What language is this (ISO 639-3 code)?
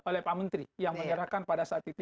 ind